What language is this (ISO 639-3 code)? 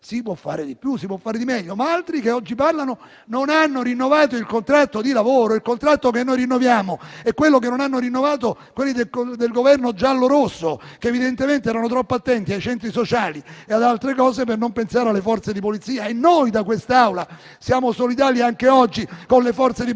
ita